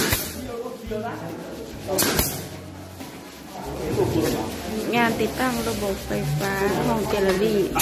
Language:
Thai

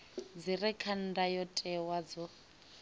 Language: Venda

